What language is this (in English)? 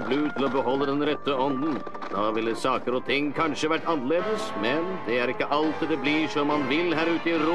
Norwegian